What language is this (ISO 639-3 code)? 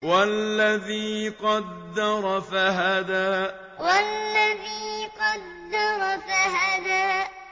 ara